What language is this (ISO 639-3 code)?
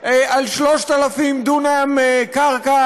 heb